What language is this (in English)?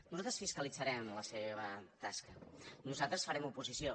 Catalan